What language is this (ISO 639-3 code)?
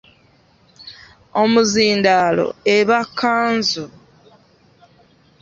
lug